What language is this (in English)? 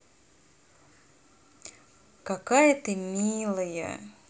Russian